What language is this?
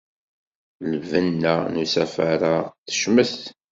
Kabyle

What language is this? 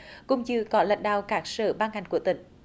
Vietnamese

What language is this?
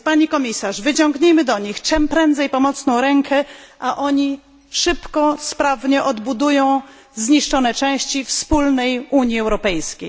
Polish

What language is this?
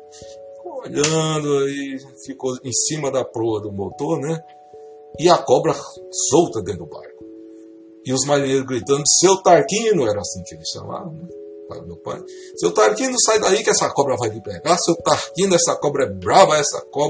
Portuguese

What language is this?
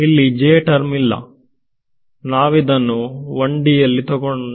Kannada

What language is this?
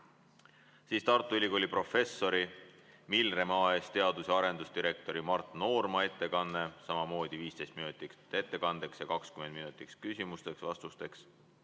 Estonian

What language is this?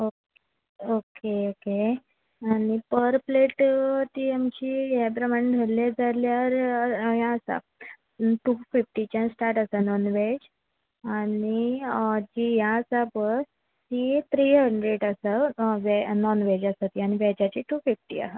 Konkani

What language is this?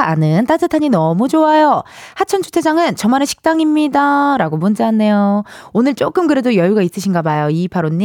Korean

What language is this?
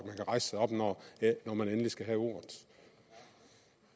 Danish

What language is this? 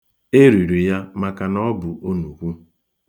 Igbo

